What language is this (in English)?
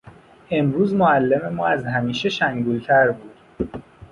Persian